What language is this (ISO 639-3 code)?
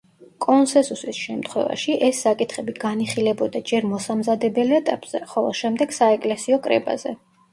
kat